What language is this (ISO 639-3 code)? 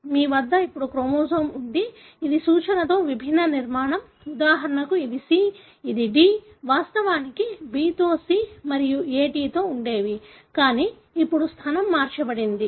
tel